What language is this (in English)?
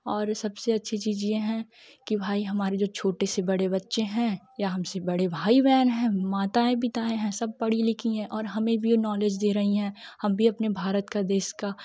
Hindi